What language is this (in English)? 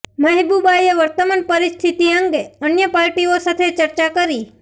Gujarati